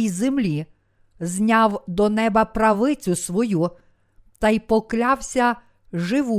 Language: Ukrainian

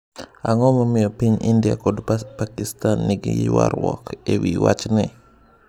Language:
Luo (Kenya and Tanzania)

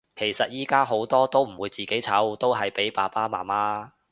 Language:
Cantonese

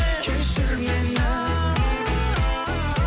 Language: Kazakh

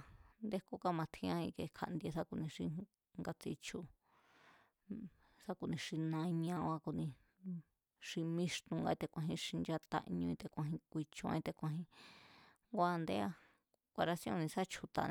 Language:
Mazatlán Mazatec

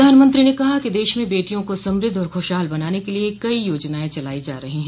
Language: Hindi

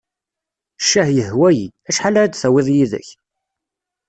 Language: Kabyle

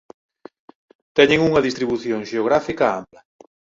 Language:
Galician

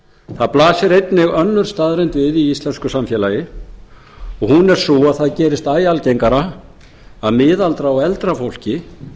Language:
Icelandic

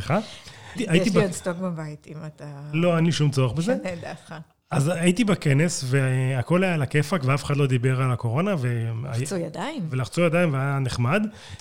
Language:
Hebrew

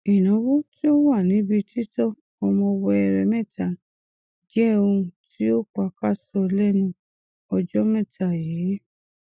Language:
Yoruba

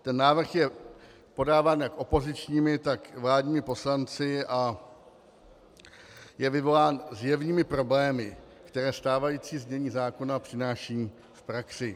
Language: Czech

